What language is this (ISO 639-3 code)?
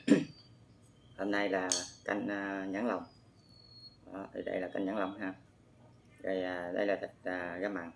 vie